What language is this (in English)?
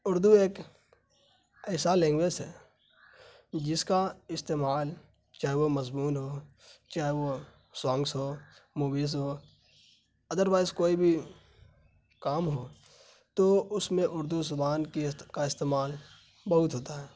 Urdu